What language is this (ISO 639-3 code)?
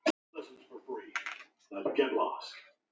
isl